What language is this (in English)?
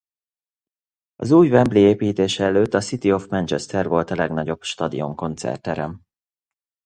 Hungarian